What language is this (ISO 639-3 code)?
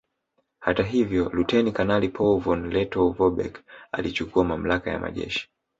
swa